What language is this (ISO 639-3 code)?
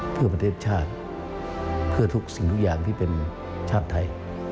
tha